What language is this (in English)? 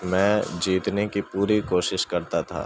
Urdu